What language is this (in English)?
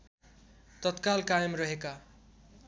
Nepali